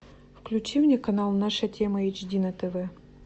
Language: Russian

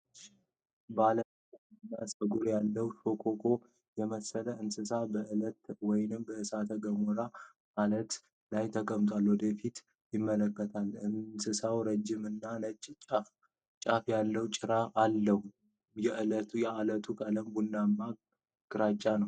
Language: Amharic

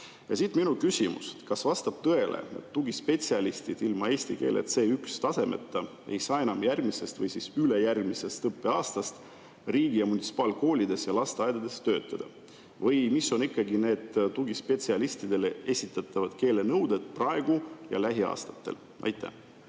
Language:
Estonian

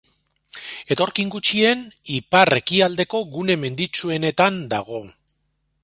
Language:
Basque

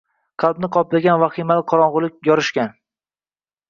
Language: Uzbek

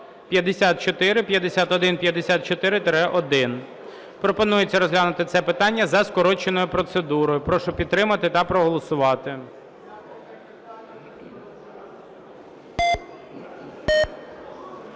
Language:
Ukrainian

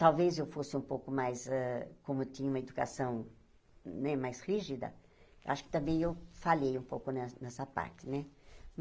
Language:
Portuguese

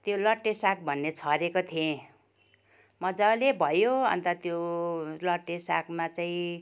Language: Nepali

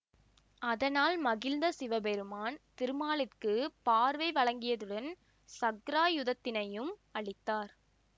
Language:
Tamil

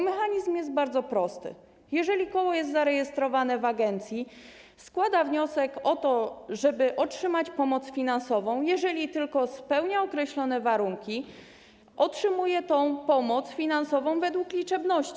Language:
Polish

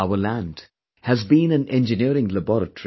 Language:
English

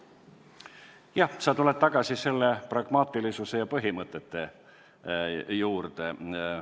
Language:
Estonian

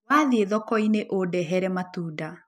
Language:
Kikuyu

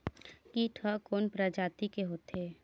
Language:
Chhattisgarhi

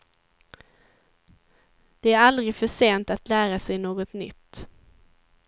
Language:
Swedish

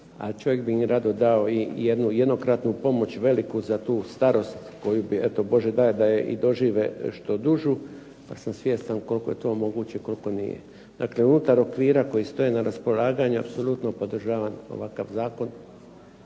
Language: Croatian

